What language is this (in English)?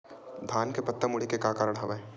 Chhattisgarhi